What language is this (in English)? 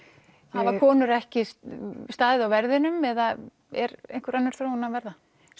Icelandic